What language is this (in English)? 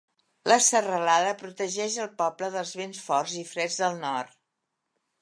Catalan